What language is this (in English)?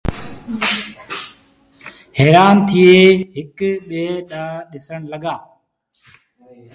Sindhi Bhil